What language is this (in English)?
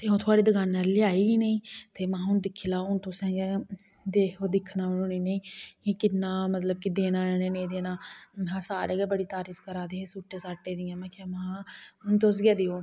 Dogri